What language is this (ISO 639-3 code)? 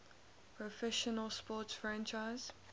eng